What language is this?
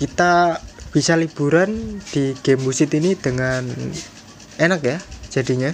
Indonesian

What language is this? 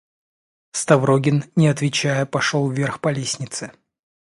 Russian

